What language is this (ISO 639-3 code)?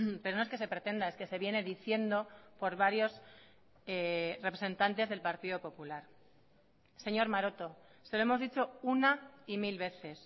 spa